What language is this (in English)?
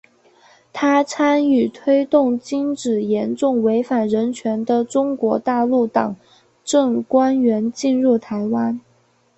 Chinese